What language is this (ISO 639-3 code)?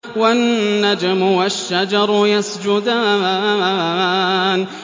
ara